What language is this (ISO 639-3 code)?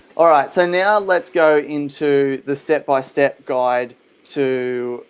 eng